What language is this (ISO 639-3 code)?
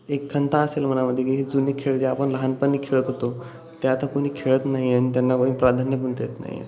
mar